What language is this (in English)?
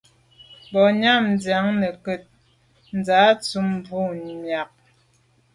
Medumba